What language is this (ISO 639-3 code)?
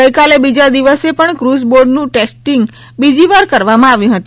guj